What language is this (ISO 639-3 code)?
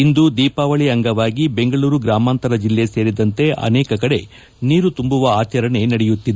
kan